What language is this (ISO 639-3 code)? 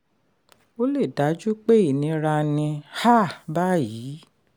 yor